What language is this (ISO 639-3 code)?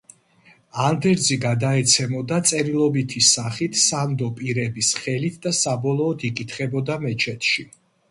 kat